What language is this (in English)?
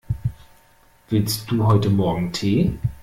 German